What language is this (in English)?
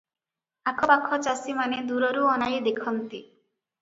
Odia